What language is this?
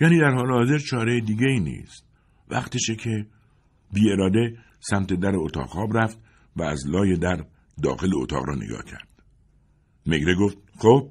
Persian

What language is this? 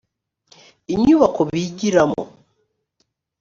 Kinyarwanda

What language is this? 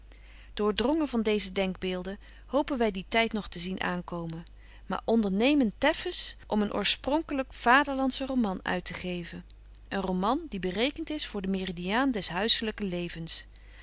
Dutch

